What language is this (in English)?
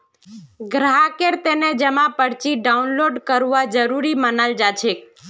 Magahi